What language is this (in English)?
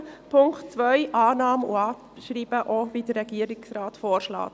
Swiss German